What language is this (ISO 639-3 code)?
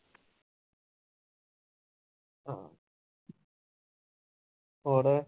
pan